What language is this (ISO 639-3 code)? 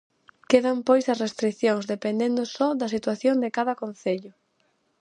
glg